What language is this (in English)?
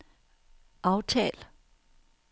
Danish